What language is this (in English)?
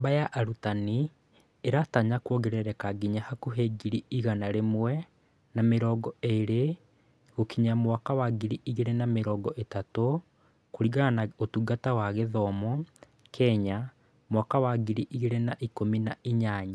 Kikuyu